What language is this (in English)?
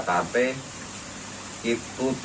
Indonesian